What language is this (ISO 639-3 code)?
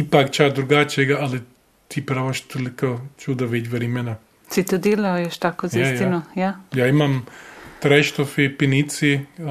hrv